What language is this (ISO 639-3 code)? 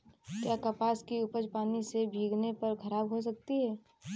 hin